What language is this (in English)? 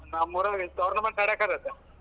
Kannada